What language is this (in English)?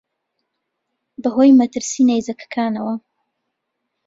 Central Kurdish